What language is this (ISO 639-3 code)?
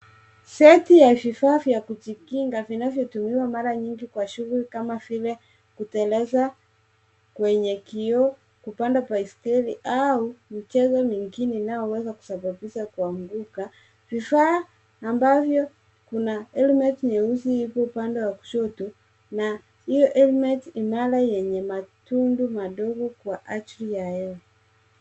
swa